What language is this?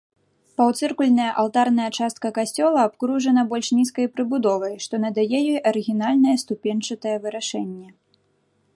Belarusian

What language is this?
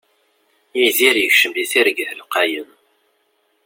Kabyle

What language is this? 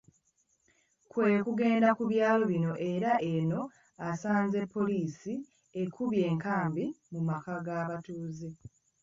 Ganda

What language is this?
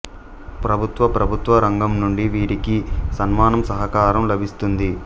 Telugu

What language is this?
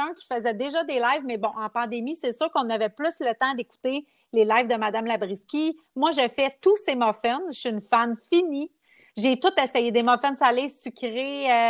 French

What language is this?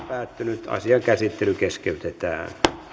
Finnish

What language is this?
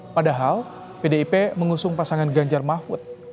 Indonesian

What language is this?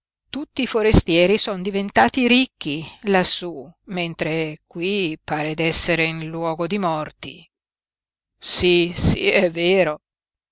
Italian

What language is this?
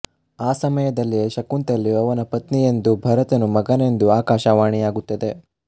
Kannada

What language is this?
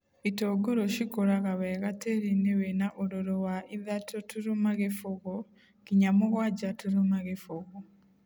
Kikuyu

